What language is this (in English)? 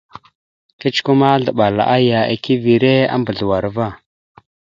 Mada (Cameroon)